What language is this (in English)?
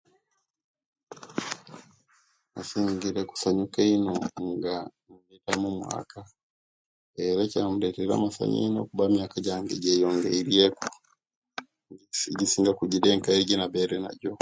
Kenyi